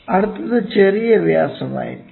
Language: Malayalam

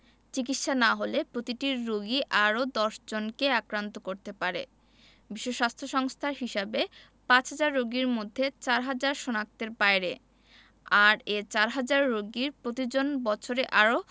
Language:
Bangla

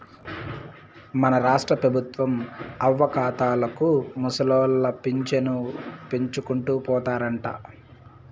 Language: Telugu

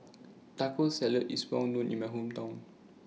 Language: English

